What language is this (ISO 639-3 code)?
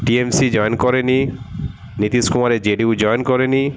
ben